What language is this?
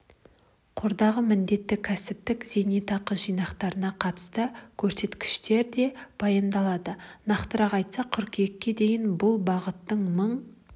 Kazakh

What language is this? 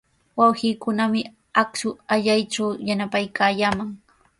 Sihuas Ancash Quechua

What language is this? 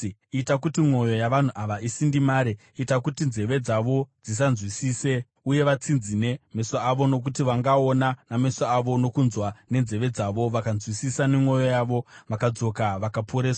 Shona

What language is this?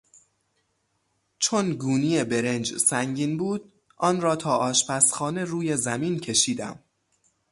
Persian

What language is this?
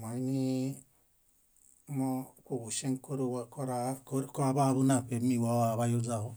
Bayot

